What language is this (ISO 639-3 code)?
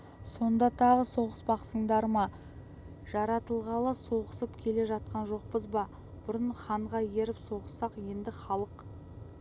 kaz